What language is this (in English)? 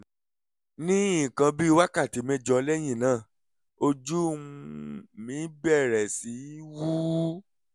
Yoruba